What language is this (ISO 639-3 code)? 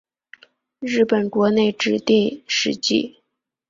zho